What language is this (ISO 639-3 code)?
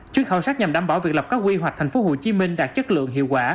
vie